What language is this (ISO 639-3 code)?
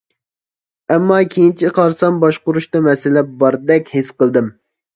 uig